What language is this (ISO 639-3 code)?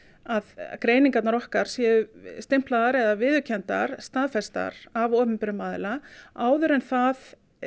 isl